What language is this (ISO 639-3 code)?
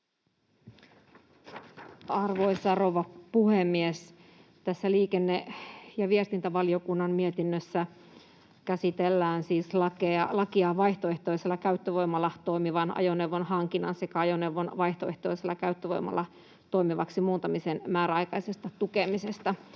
fin